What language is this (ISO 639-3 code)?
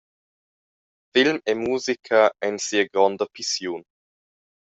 roh